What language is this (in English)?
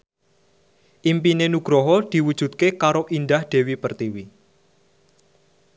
Javanese